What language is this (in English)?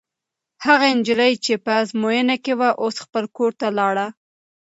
Pashto